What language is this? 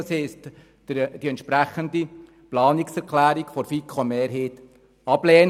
Swiss German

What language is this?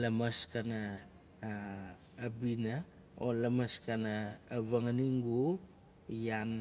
Nalik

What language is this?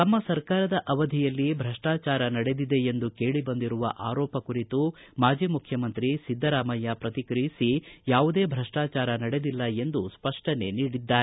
Kannada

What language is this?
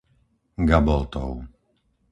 Slovak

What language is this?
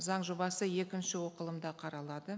Kazakh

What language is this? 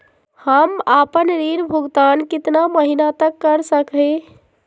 Magahi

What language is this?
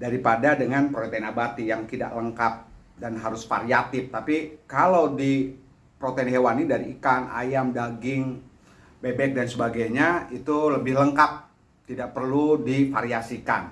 Indonesian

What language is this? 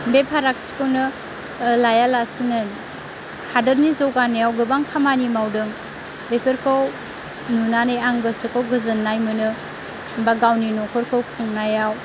Bodo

